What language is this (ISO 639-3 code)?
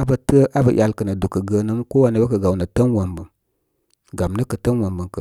kmy